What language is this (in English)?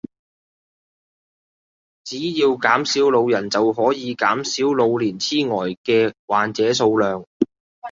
Cantonese